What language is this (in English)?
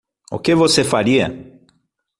Portuguese